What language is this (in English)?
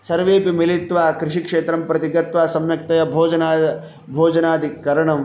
Sanskrit